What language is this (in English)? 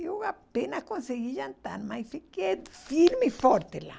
Portuguese